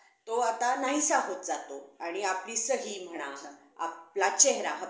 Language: Marathi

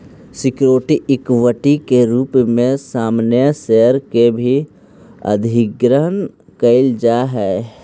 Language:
Magahi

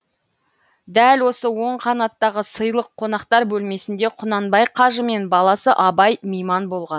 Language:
Kazakh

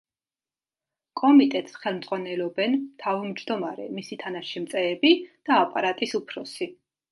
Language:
Georgian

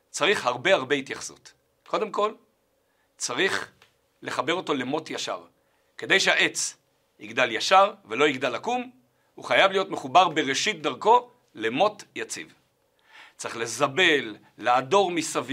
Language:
Hebrew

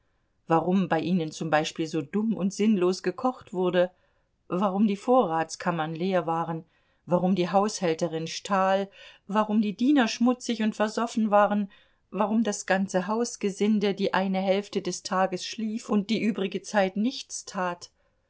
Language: German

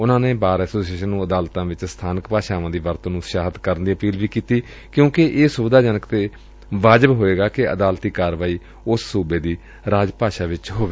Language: Punjabi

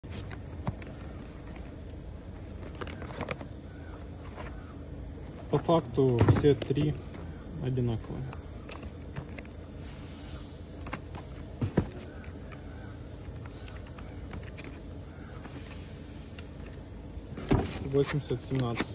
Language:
Russian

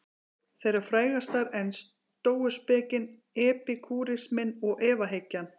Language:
Icelandic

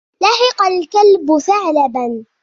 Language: Arabic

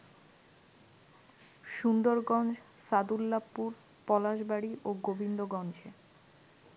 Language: Bangla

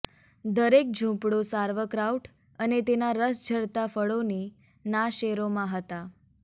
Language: Gujarati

